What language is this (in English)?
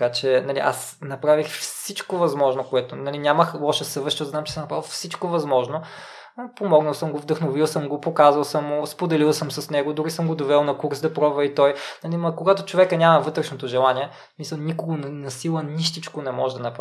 Bulgarian